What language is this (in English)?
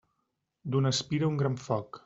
Catalan